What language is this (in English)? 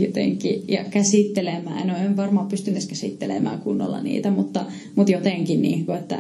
Finnish